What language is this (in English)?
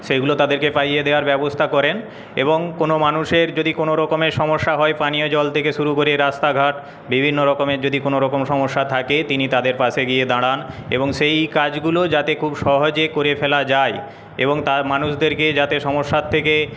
Bangla